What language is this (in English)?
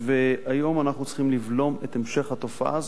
Hebrew